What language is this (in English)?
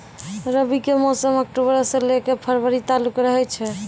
Maithili